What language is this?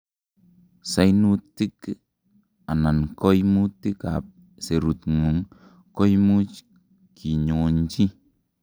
Kalenjin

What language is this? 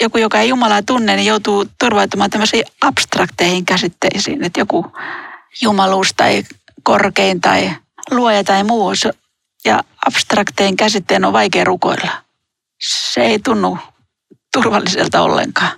Finnish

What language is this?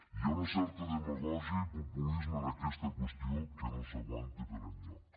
Catalan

